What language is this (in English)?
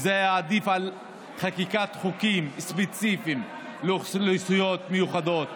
Hebrew